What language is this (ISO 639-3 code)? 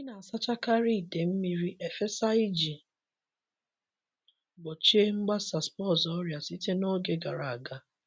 ibo